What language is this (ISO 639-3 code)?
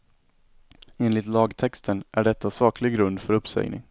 swe